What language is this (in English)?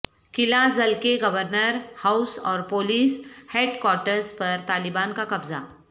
Urdu